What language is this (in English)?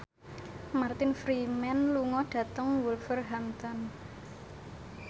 Javanese